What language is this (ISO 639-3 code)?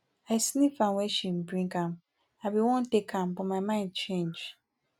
pcm